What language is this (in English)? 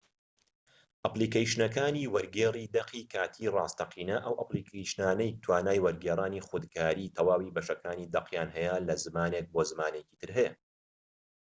Central Kurdish